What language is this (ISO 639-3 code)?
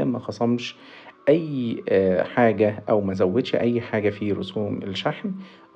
ara